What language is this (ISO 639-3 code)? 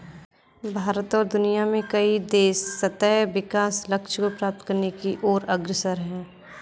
hin